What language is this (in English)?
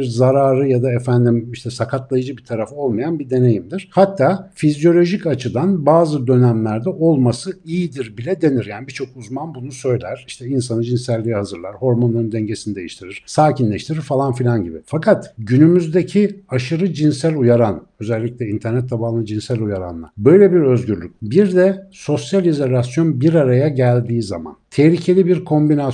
Turkish